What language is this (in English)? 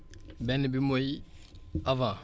Wolof